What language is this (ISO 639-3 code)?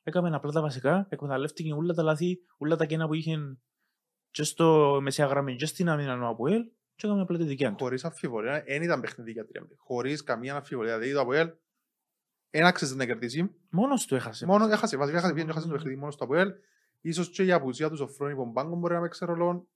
ell